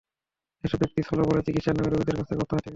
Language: Bangla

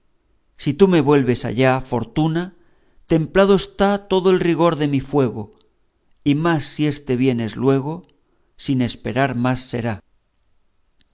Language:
Spanish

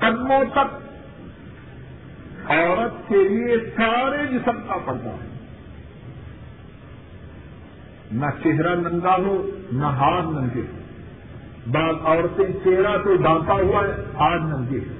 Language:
Urdu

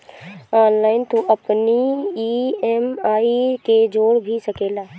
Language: Bhojpuri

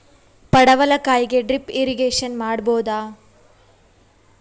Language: Kannada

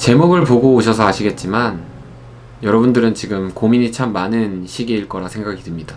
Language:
Korean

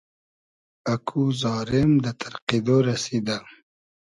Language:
Hazaragi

